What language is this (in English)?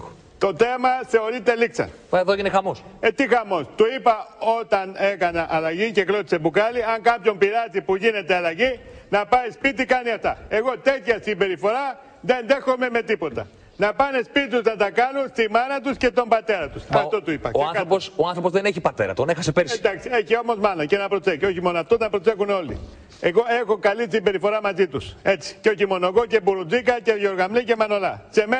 Greek